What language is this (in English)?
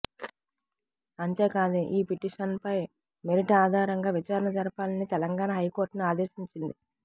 Telugu